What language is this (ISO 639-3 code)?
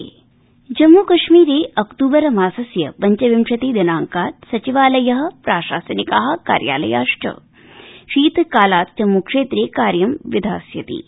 san